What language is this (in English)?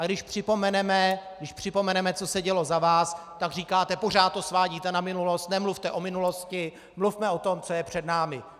Czech